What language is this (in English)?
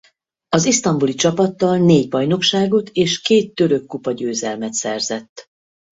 Hungarian